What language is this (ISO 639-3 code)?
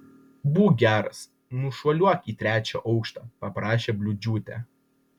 lit